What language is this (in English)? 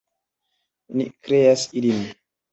Esperanto